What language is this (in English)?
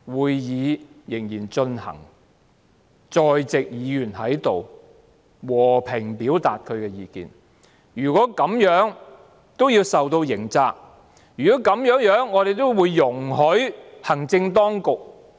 Cantonese